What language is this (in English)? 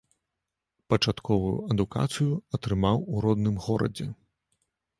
Belarusian